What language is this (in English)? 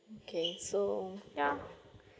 English